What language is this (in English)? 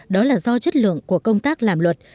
Vietnamese